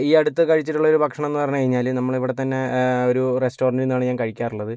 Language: Malayalam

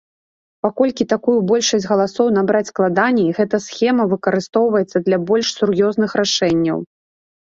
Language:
Belarusian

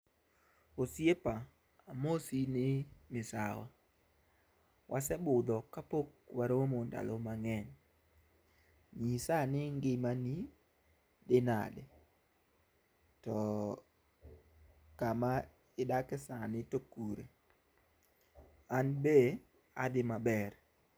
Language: Luo (Kenya and Tanzania)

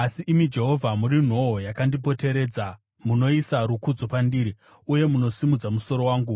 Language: Shona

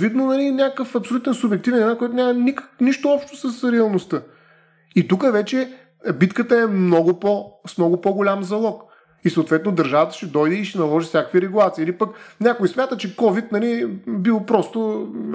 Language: Bulgarian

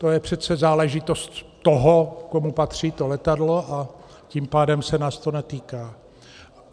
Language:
Czech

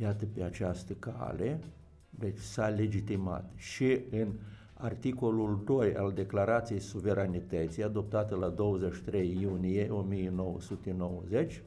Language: Romanian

